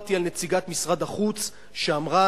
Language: Hebrew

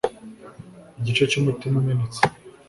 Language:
Kinyarwanda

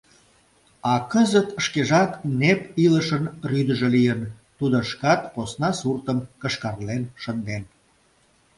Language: Mari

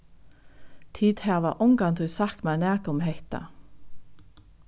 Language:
Faroese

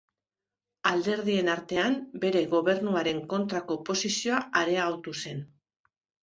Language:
Basque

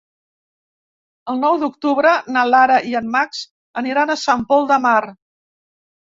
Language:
Catalan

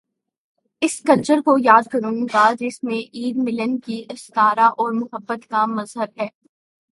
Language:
Urdu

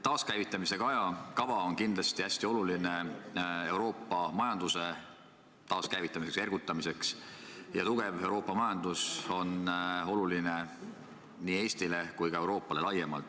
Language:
Estonian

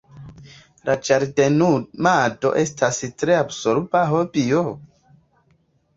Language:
Esperanto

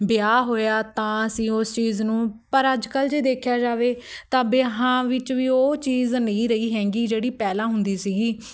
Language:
Punjabi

